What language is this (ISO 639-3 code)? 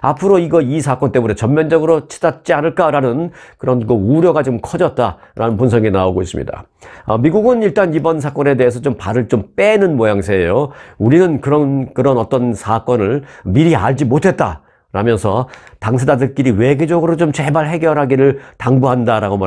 kor